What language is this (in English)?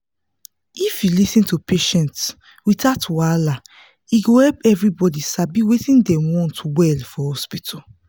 Nigerian Pidgin